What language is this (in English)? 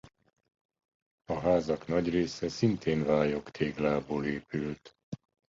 Hungarian